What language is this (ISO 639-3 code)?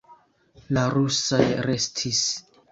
epo